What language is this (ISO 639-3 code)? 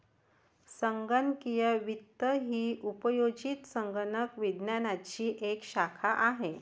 mar